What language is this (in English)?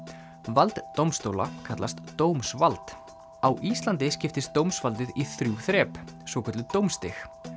Icelandic